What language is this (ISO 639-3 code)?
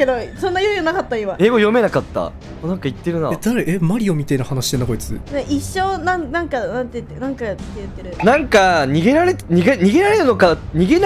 jpn